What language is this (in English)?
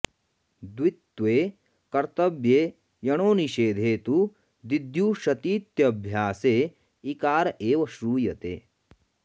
Sanskrit